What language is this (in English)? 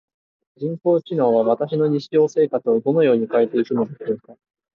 Japanese